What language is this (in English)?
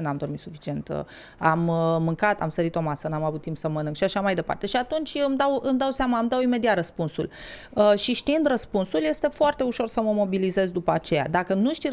Romanian